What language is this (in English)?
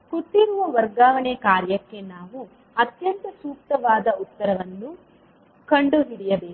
Kannada